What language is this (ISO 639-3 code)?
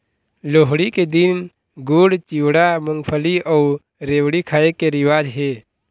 hne